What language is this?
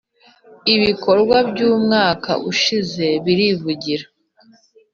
Kinyarwanda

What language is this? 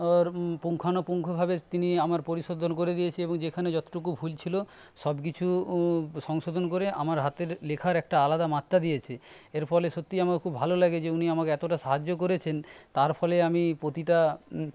Bangla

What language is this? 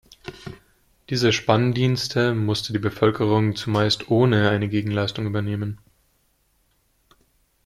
German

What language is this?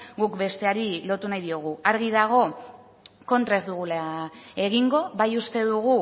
Basque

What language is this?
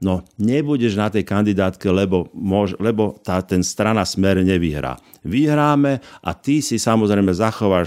Slovak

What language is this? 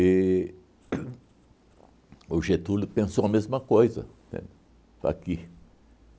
Portuguese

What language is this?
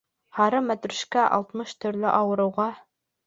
Bashkir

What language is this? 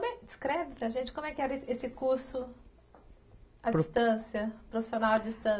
Portuguese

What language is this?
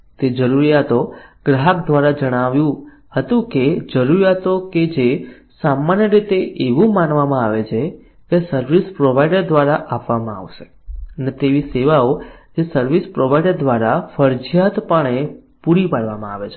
Gujarati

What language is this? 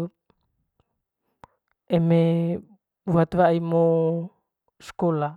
Manggarai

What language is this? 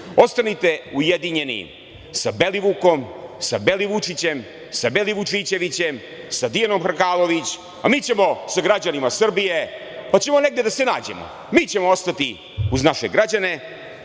Serbian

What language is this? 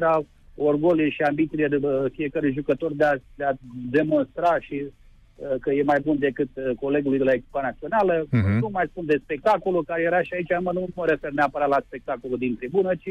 Romanian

